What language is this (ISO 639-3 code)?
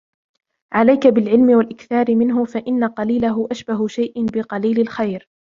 ara